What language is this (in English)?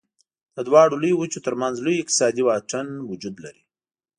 Pashto